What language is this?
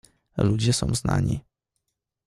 Polish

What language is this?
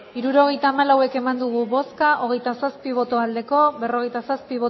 Basque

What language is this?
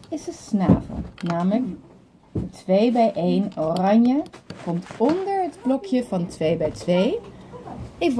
Dutch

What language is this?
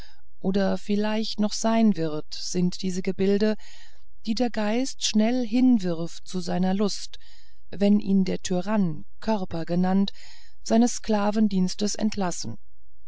German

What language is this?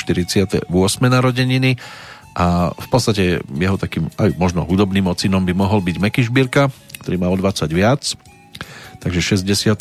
Slovak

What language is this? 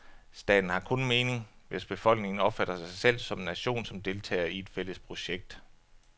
Danish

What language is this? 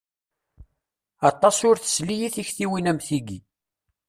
Kabyle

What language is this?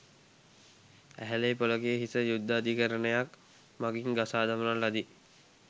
Sinhala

